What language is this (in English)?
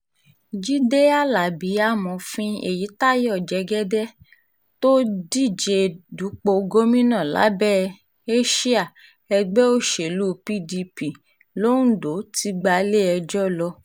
Yoruba